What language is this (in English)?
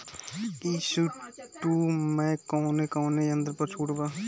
Bhojpuri